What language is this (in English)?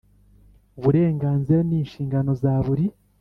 Kinyarwanda